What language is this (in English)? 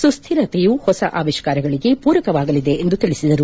Kannada